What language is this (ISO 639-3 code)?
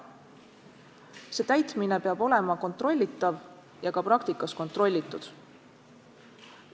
est